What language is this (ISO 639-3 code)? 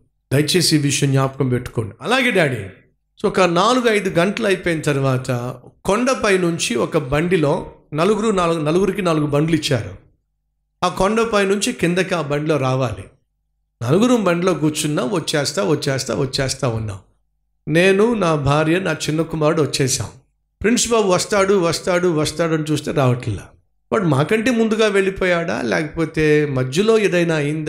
tel